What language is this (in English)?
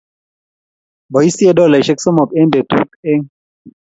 Kalenjin